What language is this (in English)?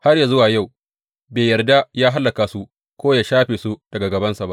Hausa